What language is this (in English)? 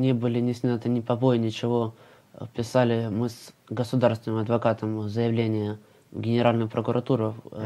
Russian